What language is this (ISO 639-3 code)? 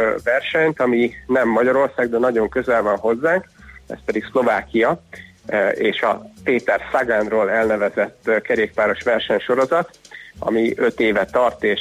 hun